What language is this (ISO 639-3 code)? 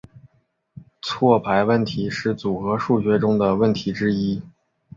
zho